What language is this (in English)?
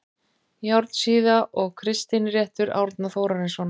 Icelandic